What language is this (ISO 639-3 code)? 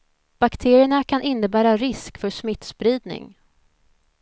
swe